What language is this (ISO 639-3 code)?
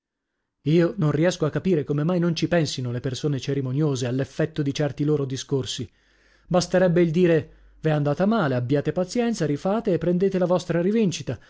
ita